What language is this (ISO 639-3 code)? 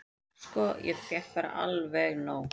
isl